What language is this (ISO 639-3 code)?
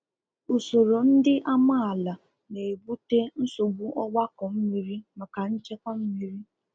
ibo